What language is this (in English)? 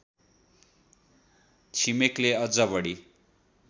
Nepali